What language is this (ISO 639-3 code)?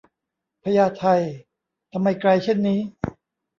tha